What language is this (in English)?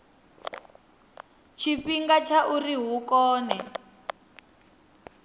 Venda